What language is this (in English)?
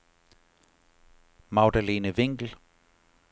Danish